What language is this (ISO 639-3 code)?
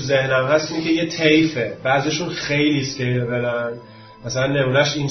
fas